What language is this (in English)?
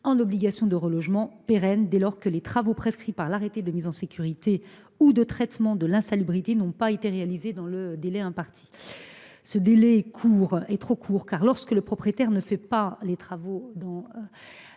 French